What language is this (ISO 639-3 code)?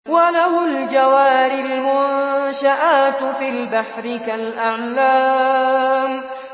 ara